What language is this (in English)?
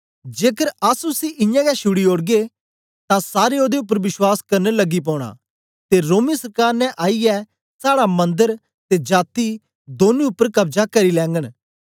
Dogri